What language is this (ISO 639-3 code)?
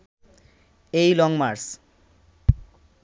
ben